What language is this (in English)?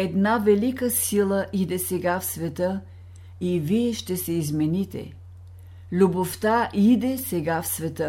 Bulgarian